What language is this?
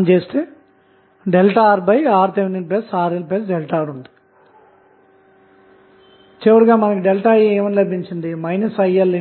Telugu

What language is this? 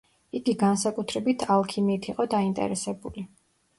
Georgian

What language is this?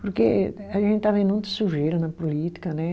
Portuguese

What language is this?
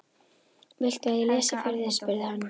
Icelandic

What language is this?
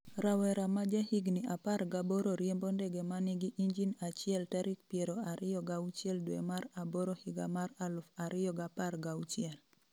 Luo (Kenya and Tanzania)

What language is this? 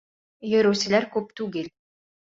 Bashkir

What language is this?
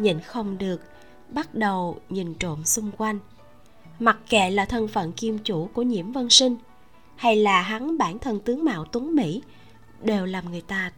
Vietnamese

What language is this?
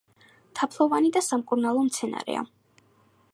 Georgian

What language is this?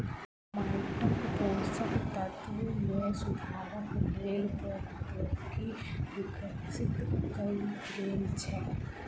Maithili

